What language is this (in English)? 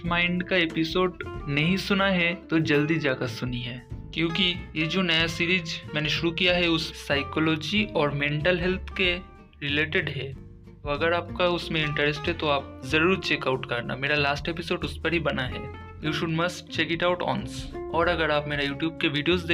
Hindi